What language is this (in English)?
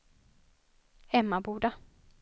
Swedish